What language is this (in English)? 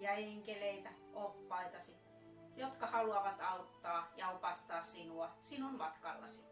Finnish